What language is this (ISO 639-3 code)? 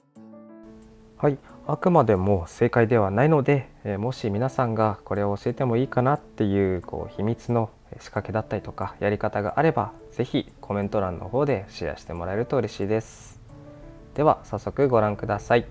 jpn